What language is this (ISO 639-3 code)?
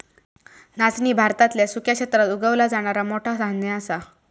mar